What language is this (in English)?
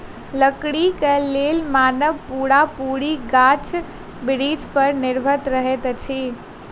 Maithili